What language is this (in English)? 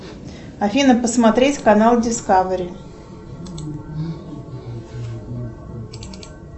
Russian